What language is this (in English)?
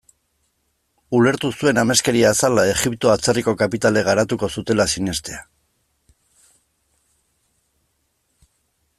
Basque